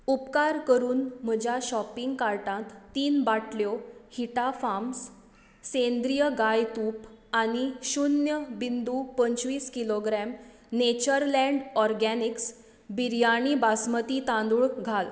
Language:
Konkani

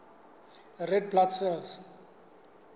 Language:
Southern Sotho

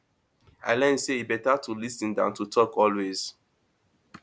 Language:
Nigerian Pidgin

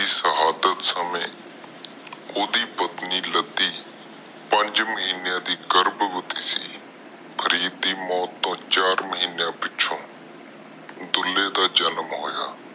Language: Punjabi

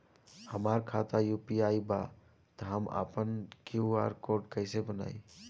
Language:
Bhojpuri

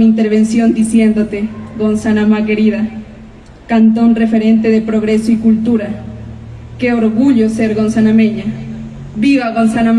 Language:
Spanish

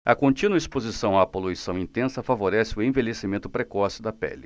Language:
Portuguese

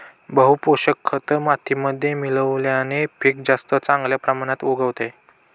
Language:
Marathi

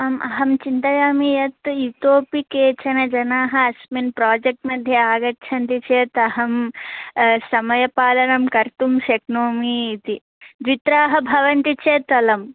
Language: Sanskrit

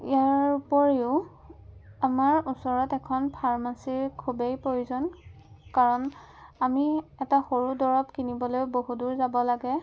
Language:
Assamese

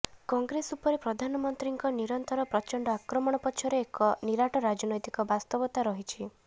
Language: Odia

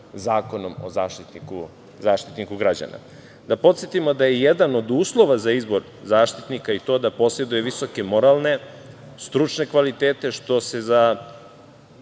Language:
Serbian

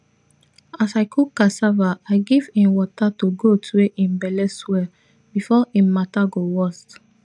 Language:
Nigerian Pidgin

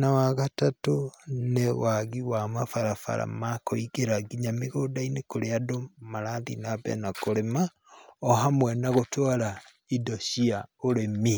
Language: Kikuyu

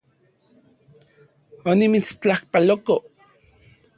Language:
Central Puebla Nahuatl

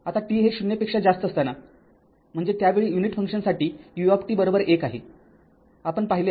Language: Marathi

